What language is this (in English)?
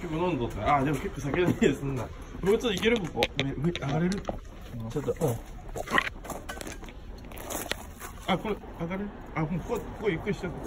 Japanese